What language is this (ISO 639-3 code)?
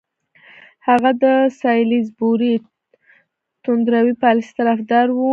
pus